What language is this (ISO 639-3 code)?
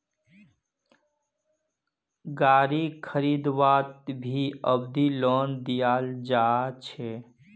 mag